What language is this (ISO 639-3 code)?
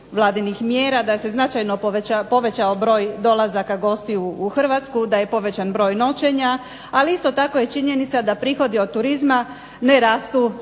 hrv